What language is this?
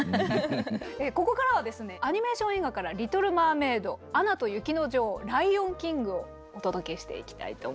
Japanese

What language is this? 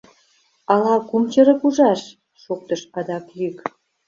Mari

